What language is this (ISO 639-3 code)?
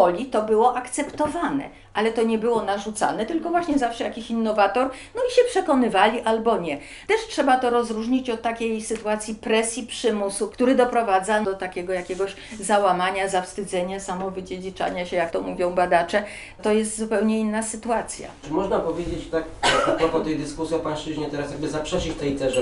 pol